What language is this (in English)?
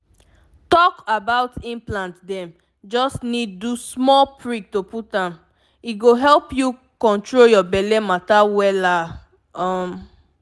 Nigerian Pidgin